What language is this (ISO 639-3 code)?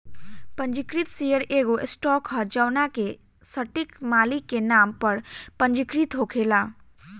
bho